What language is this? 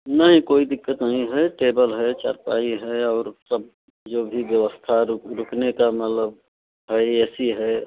Hindi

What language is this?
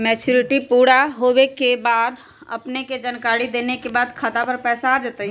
Magahi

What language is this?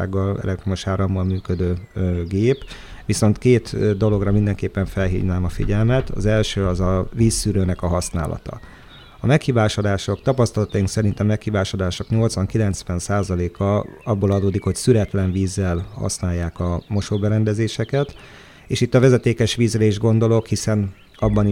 Hungarian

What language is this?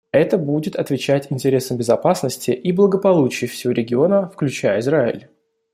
Russian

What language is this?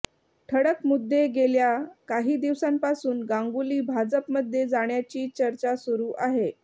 Marathi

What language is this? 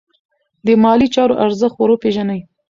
Pashto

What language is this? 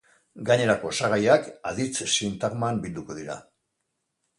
Basque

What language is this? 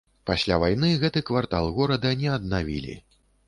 Belarusian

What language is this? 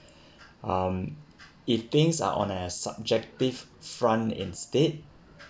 English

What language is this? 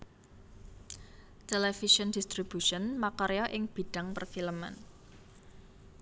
Javanese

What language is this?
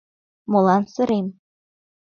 Mari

